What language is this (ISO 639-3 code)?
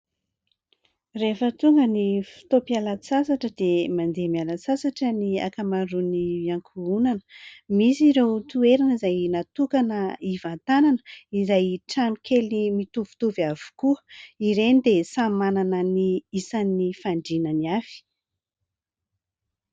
mlg